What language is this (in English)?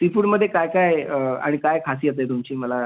Marathi